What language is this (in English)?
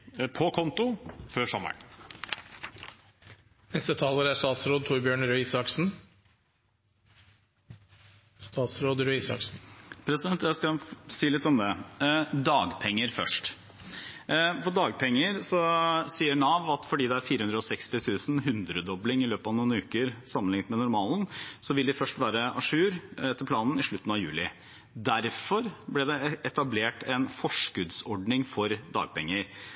Norwegian Bokmål